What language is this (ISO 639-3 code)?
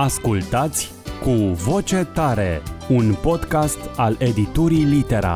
ron